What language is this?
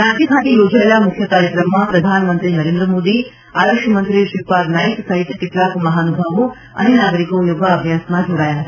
Gujarati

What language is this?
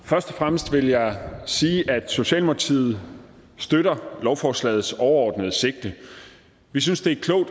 Danish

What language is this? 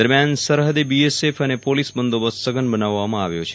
Gujarati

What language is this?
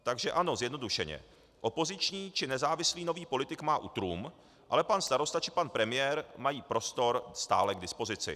Czech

